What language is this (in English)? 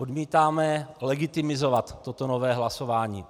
Czech